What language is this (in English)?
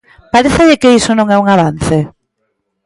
Galician